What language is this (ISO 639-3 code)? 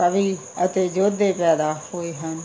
pan